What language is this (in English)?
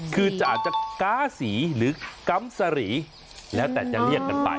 Thai